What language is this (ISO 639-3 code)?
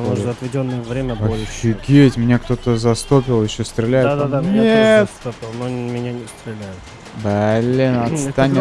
rus